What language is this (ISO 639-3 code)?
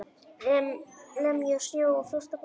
isl